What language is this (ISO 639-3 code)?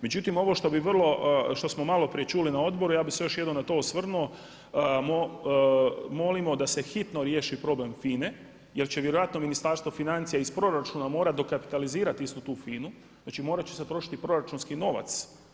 hrv